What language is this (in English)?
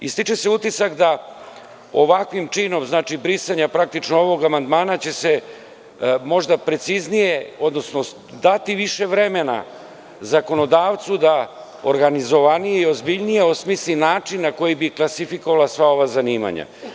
Serbian